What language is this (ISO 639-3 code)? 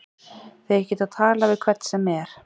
isl